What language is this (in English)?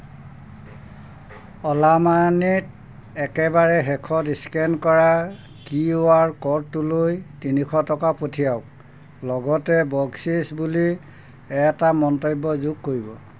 Assamese